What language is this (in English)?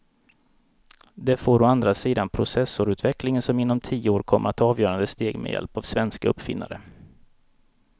Swedish